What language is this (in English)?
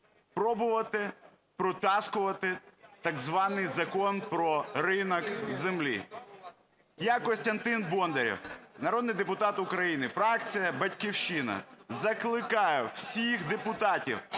Ukrainian